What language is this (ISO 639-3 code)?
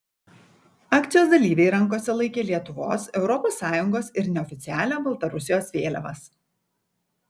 lit